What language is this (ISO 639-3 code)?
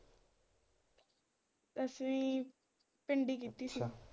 pan